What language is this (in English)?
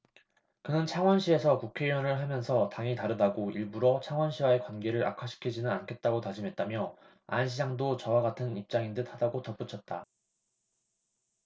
Korean